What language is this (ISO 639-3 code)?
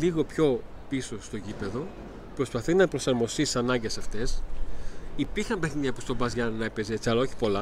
ell